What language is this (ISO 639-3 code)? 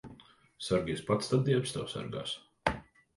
lav